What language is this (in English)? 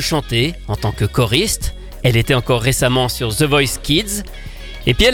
French